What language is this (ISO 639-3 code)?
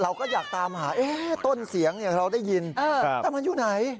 tha